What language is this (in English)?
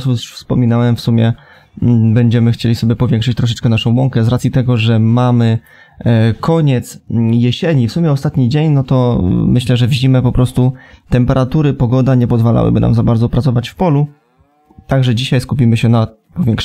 Polish